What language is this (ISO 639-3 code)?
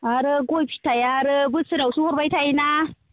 brx